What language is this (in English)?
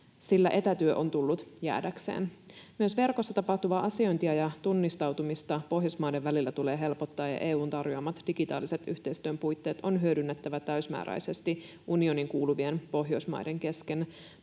Finnish